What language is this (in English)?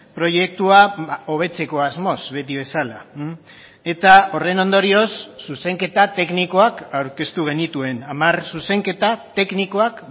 Basque